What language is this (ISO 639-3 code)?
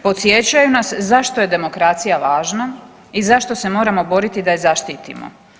hrv